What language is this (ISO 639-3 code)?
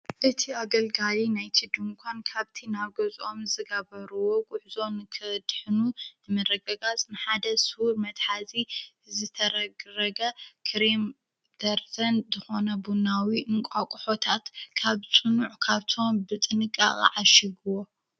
tir